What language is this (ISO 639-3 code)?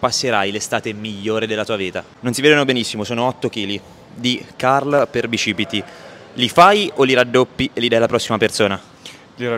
ita